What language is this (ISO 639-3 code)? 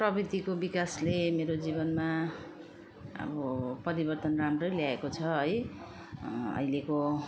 nep